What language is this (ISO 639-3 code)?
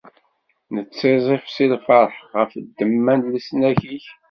kab